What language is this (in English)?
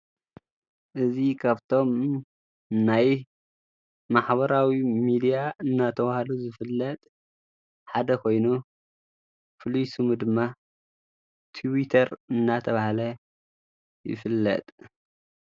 Tigrinya